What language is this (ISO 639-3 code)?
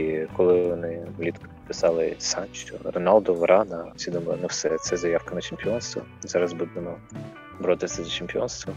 ukr